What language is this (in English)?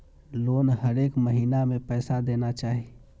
Maithili